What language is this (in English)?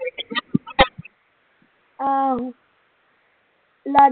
Punjabi